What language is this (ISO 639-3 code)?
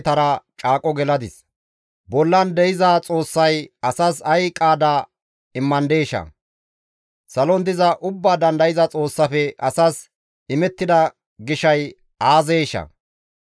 gmv